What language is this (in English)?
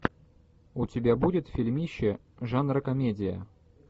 Russian